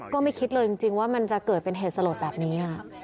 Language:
Thai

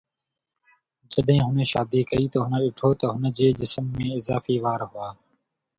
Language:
Sindhi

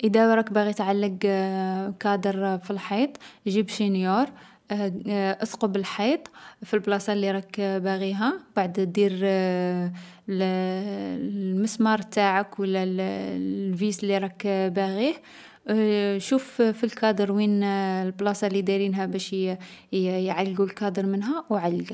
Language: Algerian Arabic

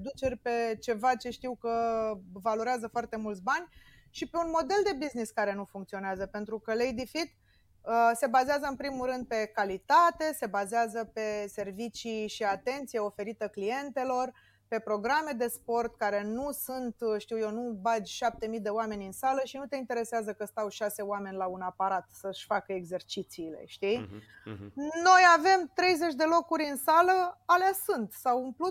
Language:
Romanian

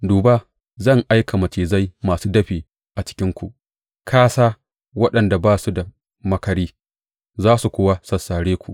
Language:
Hausa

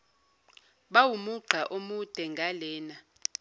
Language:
Zulu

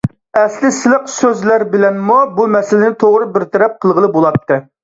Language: Uyghur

